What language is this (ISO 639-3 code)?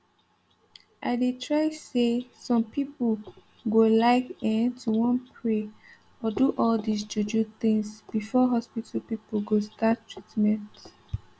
pcm